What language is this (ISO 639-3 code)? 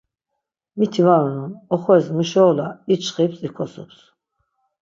lzz